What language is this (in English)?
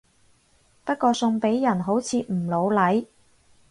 Cantonese